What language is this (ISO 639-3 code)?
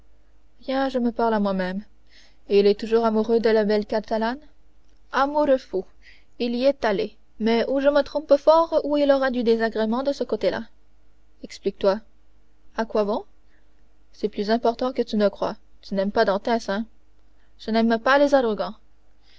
fra